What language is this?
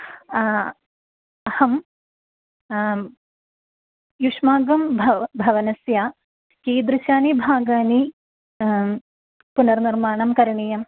Sanskrit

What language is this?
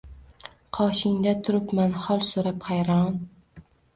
Uzbek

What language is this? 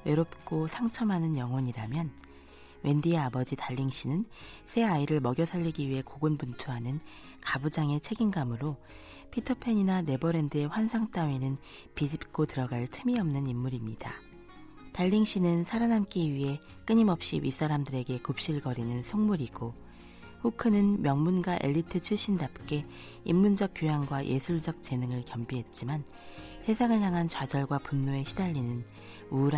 Korean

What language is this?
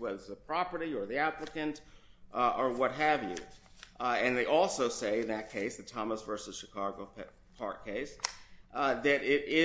English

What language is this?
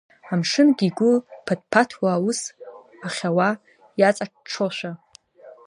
Abkhazian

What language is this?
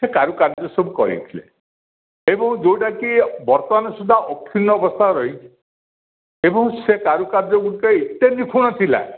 Odia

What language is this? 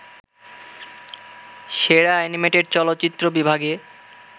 Bangla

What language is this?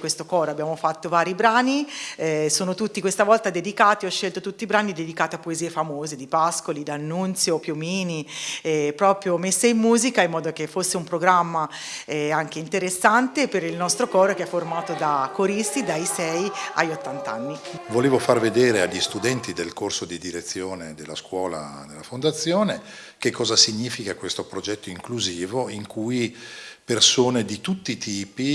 Italian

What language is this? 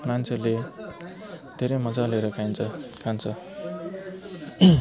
Nepali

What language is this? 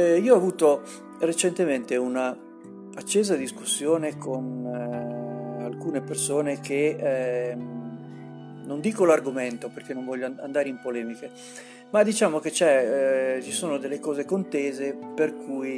Italian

